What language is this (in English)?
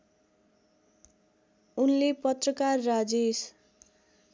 Nepali